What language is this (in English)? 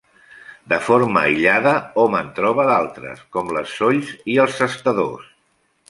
Catalan